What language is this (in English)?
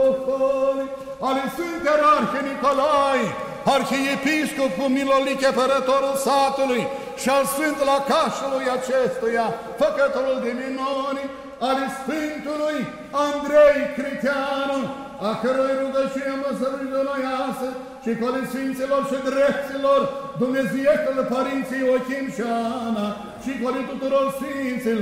Romanian